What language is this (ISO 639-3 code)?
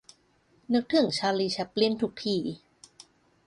tha